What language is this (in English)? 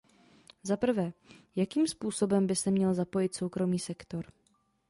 Czech